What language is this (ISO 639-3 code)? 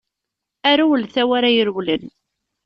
kab